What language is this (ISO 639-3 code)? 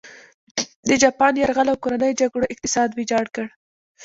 pus